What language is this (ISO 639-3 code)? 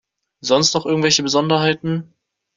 deu